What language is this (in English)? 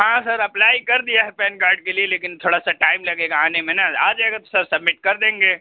Urdu